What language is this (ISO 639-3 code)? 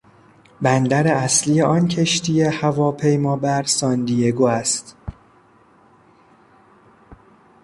fas